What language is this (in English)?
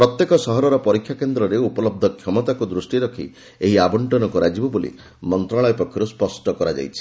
Odia